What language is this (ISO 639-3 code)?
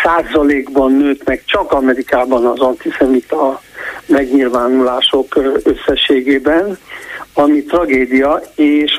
hun